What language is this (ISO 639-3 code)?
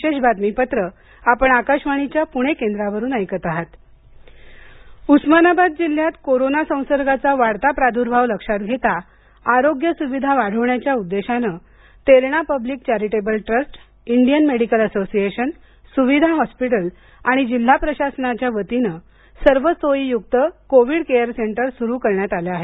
mar